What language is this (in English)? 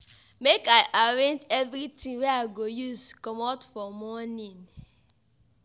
Nigerian Pidgin